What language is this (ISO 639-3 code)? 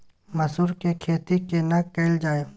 mai